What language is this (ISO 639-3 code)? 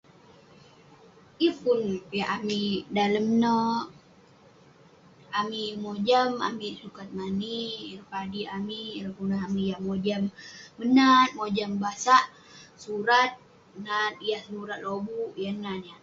pne